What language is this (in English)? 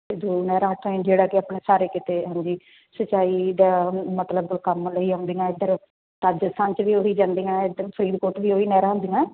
Punjabi